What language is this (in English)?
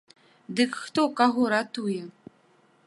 Belarusian